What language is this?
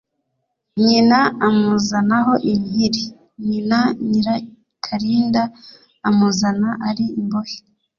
Kinyarwanda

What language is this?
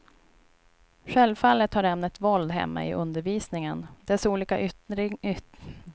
Swedish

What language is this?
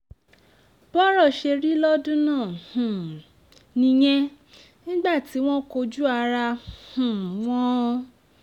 Yoruba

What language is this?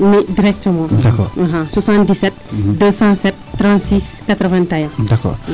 Serer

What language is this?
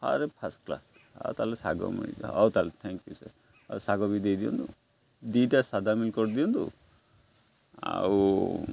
Odia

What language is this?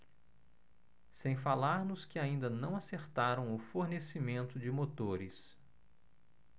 Portuguese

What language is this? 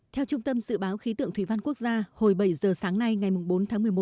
Vietnamese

